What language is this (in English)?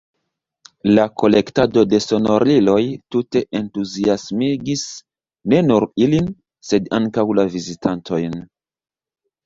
Esperanto